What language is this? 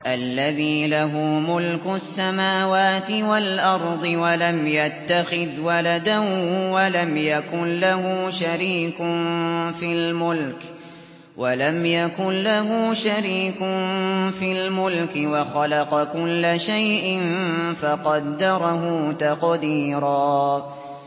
Arabic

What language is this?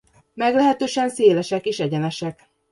Hungarian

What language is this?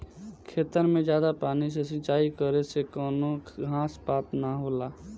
Bhojpuri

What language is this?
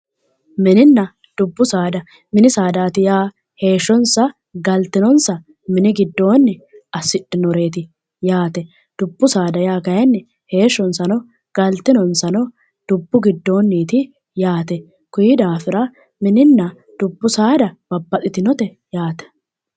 Sidamo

